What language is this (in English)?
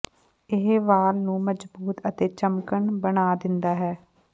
Punjabi